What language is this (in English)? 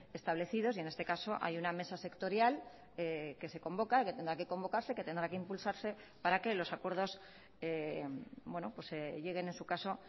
Spanish